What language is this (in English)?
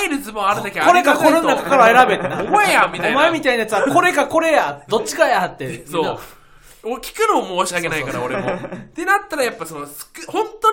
Japanese